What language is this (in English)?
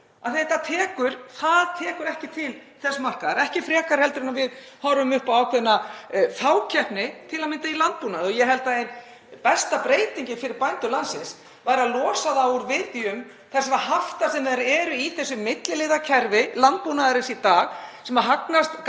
Icelandic